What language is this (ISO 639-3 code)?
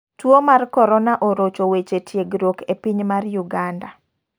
luo